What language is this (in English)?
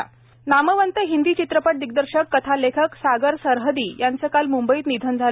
Marathi